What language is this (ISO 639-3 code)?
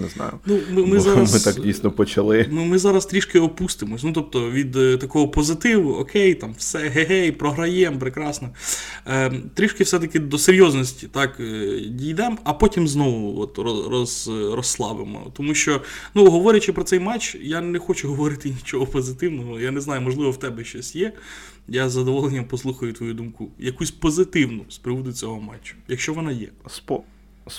ukr